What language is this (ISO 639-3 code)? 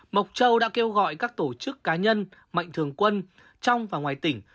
vie